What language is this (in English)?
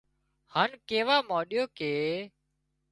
Wadiyara Koli